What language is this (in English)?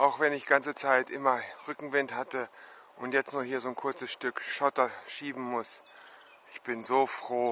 German